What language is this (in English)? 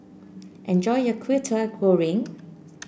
English